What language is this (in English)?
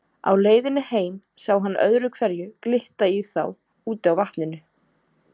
Icelandic